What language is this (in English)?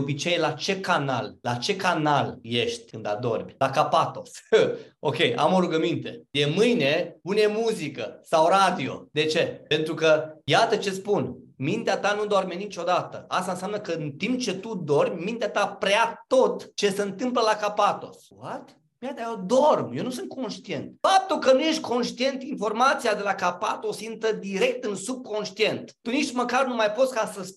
Romanian